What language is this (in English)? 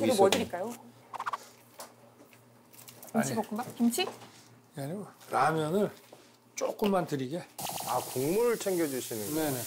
Korean